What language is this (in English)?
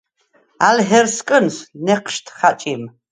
Svan